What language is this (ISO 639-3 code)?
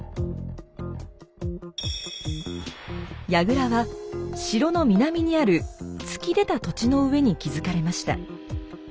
jpn